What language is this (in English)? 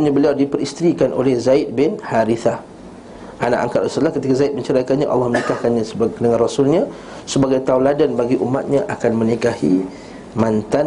Malay